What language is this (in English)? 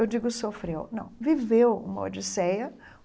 Portuguese